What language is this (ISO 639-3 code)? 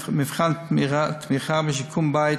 heb